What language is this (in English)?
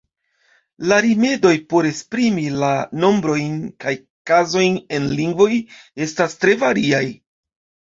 Esperanto